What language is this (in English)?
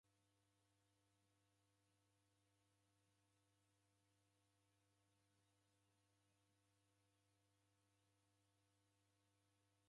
Taita